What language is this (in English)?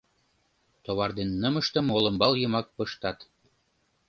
Mari